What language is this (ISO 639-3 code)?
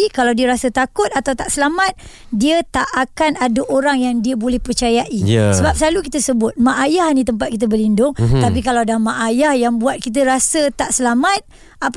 msa